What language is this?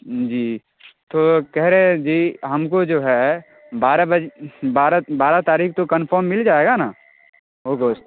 Urdu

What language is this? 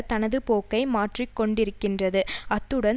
Tamil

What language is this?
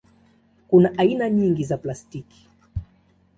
Swahili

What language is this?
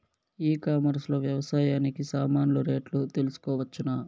Telugu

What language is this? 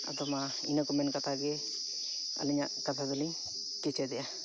Santali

